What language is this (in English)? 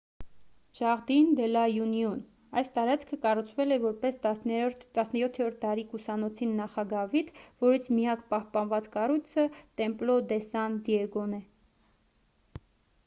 Armenian